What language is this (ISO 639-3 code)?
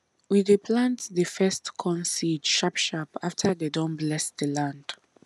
pcm